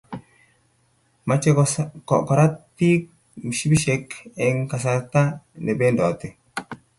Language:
Kalenjin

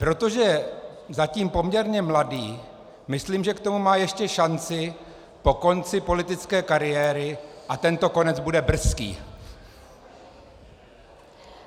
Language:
Czech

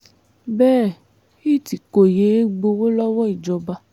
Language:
Yoruba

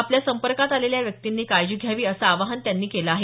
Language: Marathi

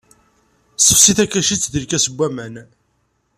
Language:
Kabyle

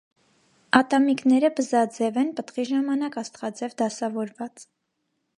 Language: Armenian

